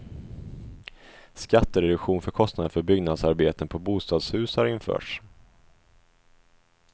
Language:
Swedish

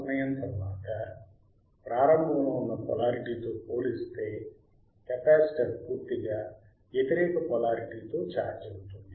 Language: Telugu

